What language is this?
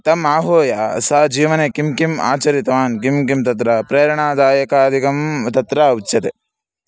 Sanskrit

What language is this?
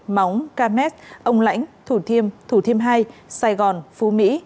Vietnamese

